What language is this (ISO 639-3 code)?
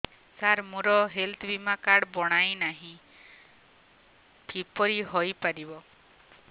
ori